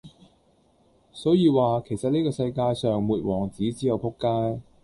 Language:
Cantonese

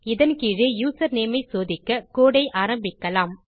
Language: Tamil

